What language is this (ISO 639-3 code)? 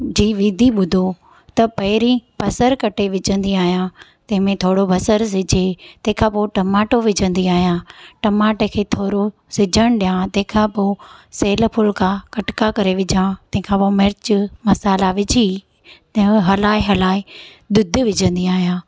snd